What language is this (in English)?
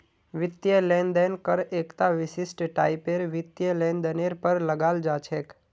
Magahi